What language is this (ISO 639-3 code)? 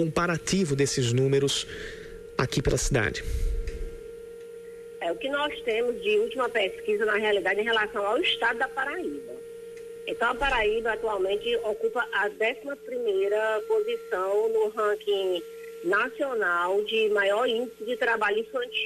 por